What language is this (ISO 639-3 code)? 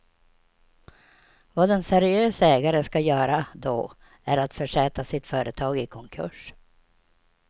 swe